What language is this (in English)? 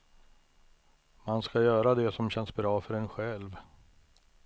Swedish